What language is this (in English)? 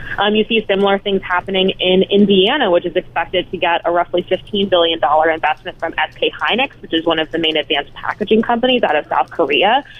English